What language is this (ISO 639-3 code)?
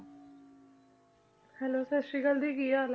pan